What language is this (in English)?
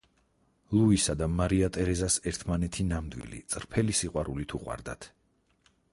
Georgian